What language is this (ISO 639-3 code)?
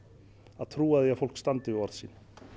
isl